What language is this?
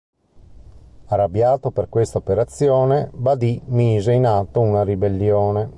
Italian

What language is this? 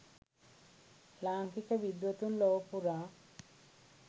Sinhala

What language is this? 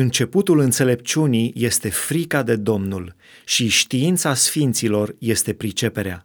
Romanian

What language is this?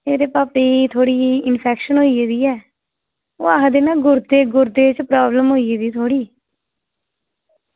Dogri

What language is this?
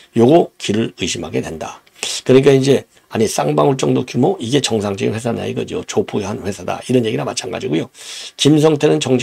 Korean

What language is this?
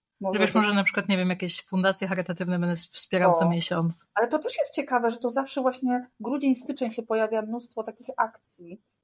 Polish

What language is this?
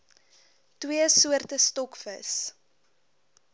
Afrikaans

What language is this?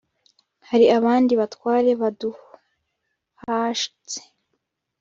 Kinyarwanda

